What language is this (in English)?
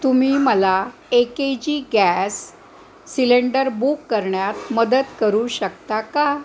Marathi